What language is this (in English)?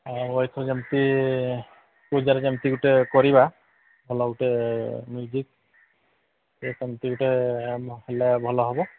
Odia